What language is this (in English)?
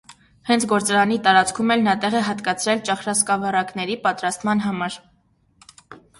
Armenian